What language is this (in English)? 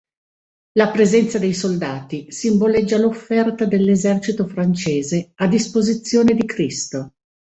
Italian